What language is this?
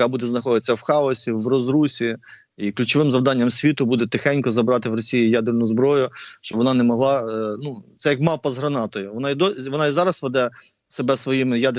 Ukrainian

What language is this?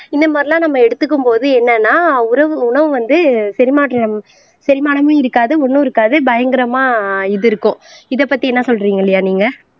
Tamil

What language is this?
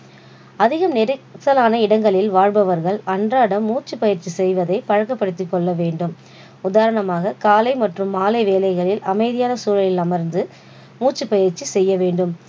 Tamil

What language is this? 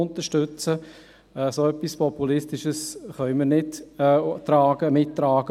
Swiss German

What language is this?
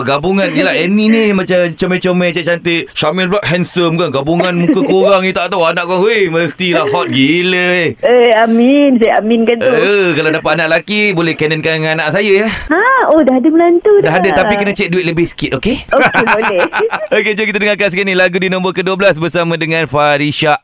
Malay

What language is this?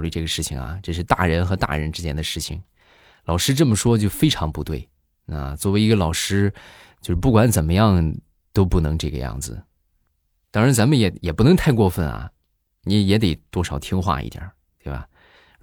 Chinese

